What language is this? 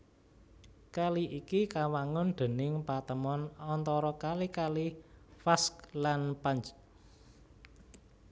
Javanese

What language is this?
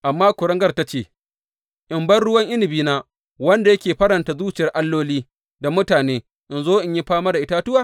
Hausa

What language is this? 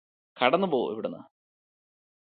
Malayalam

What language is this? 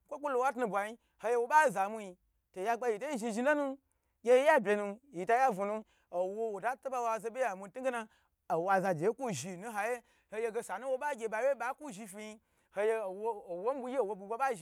Gbagyi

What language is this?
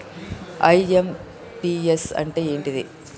Telugu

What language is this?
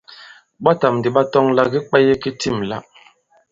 Bankon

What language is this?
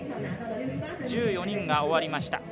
Japanese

